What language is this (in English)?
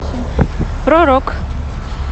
Russian